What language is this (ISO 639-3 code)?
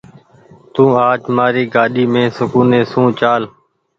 gig